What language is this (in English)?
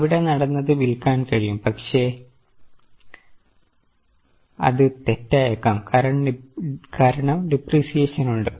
Malayalam